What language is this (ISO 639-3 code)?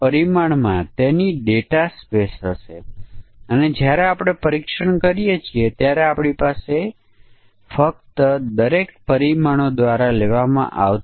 guj